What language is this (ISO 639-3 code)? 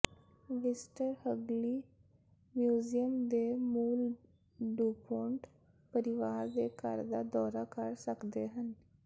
pan